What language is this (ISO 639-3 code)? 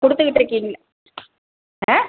tam